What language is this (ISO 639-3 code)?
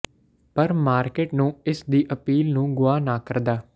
pan